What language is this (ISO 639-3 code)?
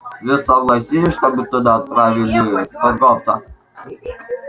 rus